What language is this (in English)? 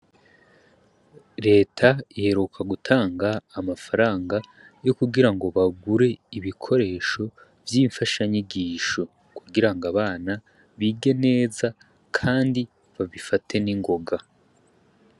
Rundi